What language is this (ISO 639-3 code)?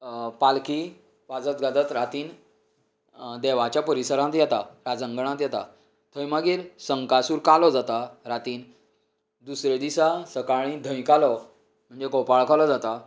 kok